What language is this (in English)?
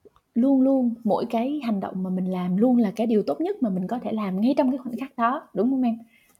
Vietnamese